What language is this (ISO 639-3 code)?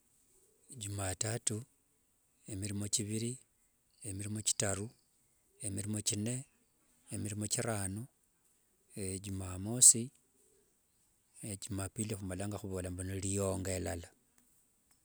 lwg